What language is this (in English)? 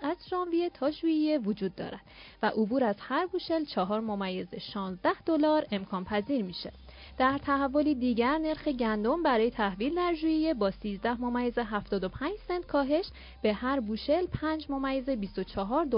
Persian